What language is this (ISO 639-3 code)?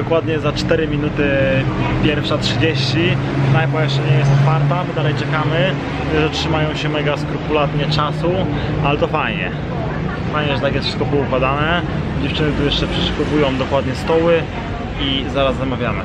pol